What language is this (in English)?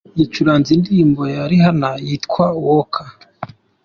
Kinyarwanda